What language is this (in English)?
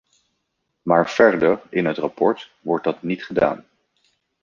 Dutch